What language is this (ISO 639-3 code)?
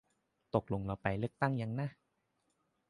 tha